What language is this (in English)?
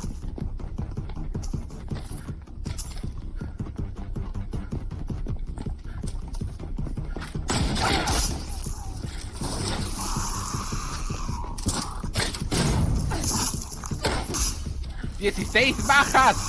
Spanish